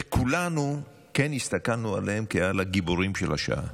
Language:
Hebrew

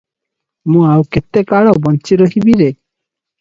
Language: Odia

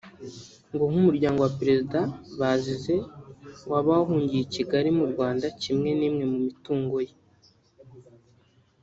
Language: Kinyarwanda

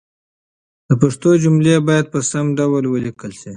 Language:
Pashto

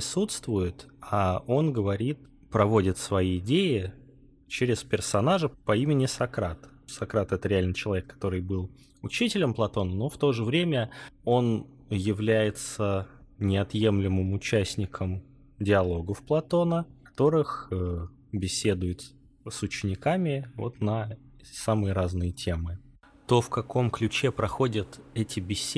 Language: Russian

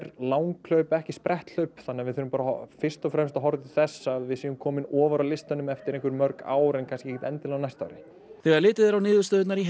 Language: Icelandic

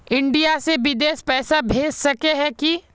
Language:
Magahi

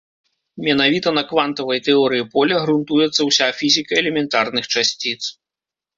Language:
Belarusian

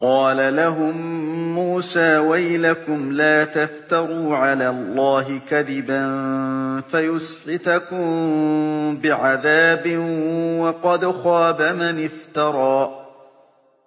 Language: Arabic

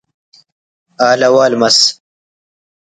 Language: Brahui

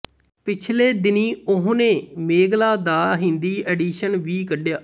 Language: Punjabi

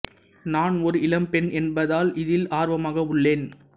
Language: Tamil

